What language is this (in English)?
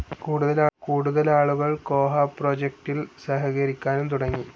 Malayalam